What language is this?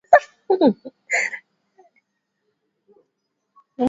Swahili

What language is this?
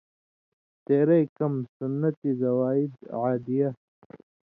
Indus Kohistani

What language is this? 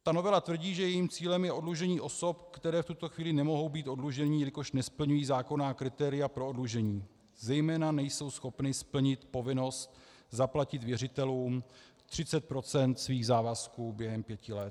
Czech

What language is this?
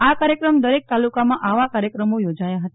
Gujarati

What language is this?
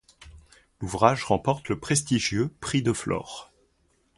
French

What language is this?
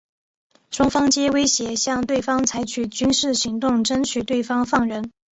Chinese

